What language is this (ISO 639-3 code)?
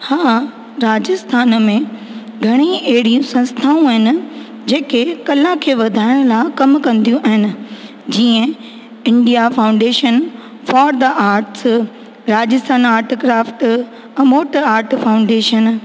snd